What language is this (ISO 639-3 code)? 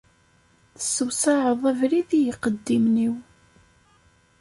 kab